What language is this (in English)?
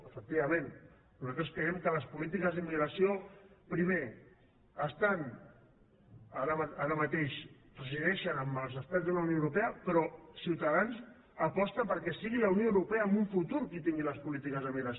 Catalan